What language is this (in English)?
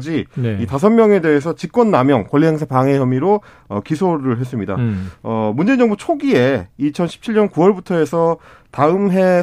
Korean